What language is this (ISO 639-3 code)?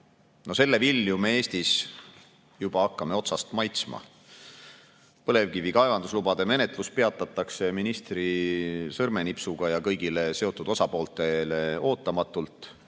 est